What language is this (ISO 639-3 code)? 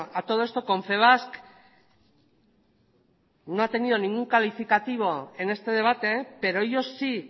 spa